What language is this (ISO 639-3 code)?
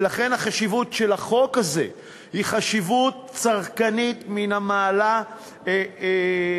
heb